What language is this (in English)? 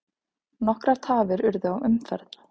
Icelandic